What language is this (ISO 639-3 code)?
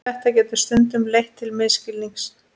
isl